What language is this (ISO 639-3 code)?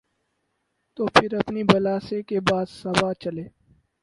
urd